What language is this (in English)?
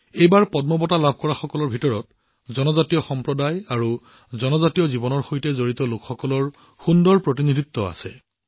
Assamese